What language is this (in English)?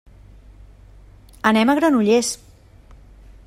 Catalan